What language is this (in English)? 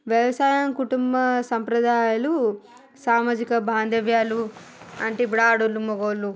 Telugu